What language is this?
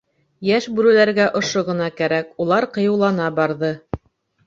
Bashkir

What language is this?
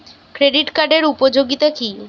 Bangla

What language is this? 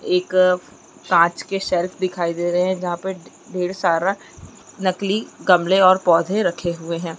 Chhattisgarhi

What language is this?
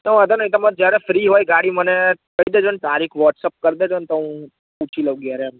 Gujarati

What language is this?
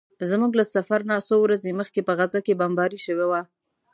Pashto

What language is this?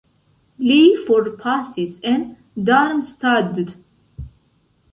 Esperanto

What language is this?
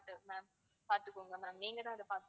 Tamil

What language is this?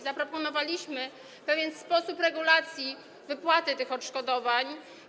Polish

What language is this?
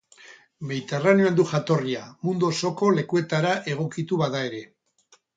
Basque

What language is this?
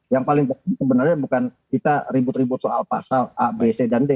Indonesian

